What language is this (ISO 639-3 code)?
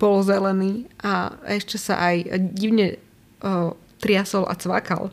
slk